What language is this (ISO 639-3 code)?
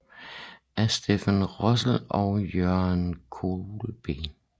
dan